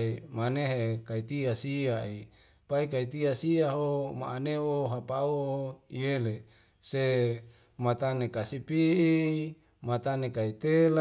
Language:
Wemale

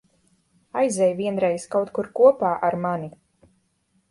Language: Latvian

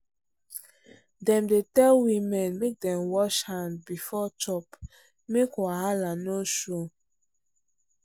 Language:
Nigerian Pidgin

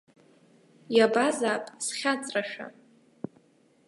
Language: Abkhazian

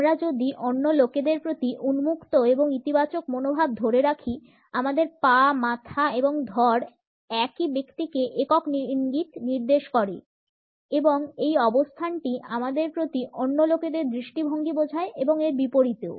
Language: Bangla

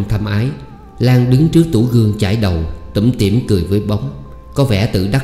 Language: Vietnamese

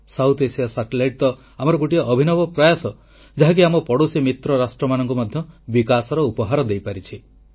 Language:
Odia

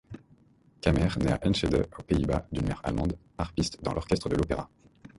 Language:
French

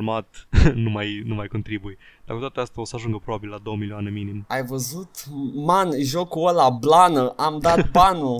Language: Romanian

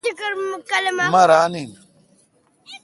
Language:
Kalkoti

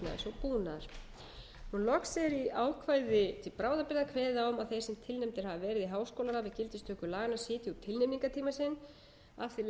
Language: Icelandic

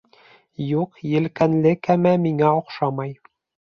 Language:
Bashkir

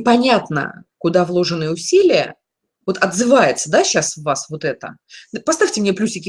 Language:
Russian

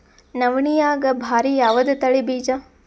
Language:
Kannada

